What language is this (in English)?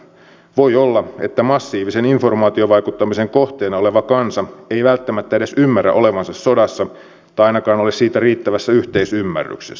Finnish